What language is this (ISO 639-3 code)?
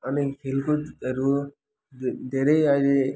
nep